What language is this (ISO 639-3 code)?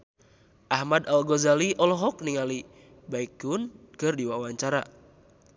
sun